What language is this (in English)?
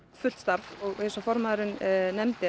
Icelandic